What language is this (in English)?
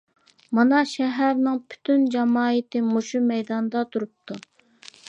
Uyghur